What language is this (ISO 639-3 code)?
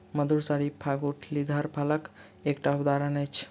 mai